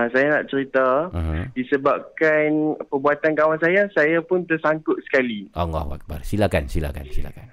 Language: Malay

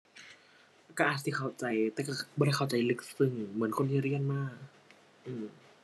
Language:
Thai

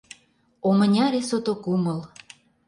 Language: Mari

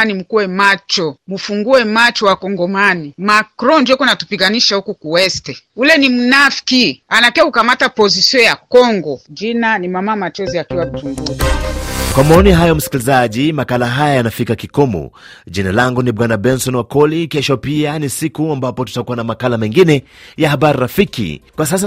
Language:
Swahili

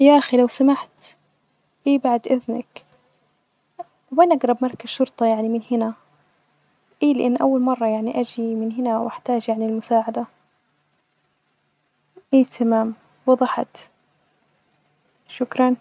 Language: Najdi Arabic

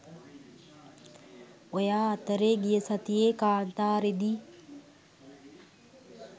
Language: Sinhala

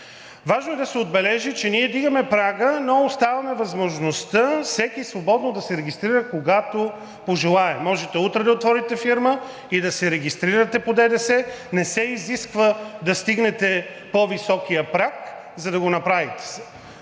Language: Bulgarian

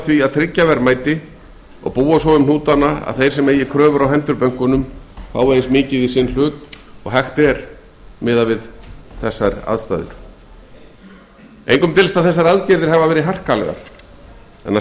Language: Icelandic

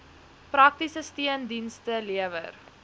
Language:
Afrikaans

